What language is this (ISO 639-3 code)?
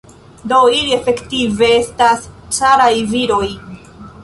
epo